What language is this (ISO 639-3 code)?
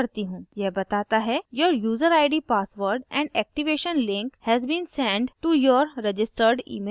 hin